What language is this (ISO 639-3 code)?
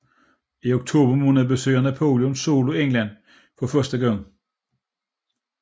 dan